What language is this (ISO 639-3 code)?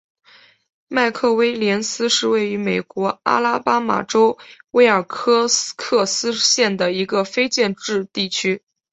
zho